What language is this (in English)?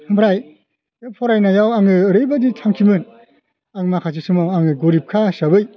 Bodo